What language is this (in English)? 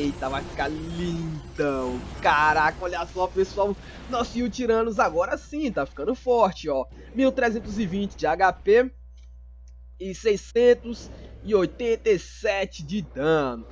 Portuguese